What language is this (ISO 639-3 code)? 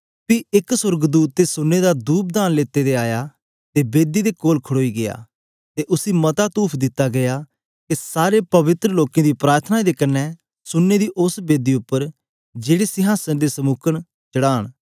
doi